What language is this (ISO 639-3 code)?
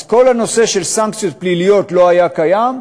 heb